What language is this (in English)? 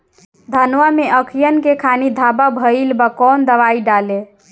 Bhojpuri